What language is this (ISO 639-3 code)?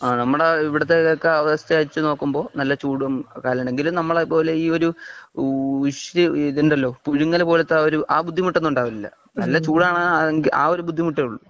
mal